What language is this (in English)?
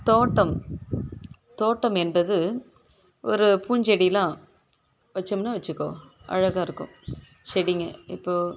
Tamil